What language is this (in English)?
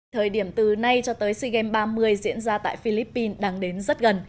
Vietnamese